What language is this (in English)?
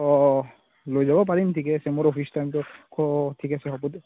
Assamese